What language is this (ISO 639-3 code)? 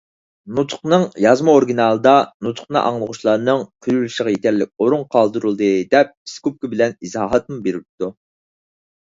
uig